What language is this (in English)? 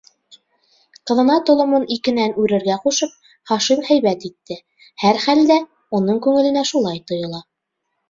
Bashkir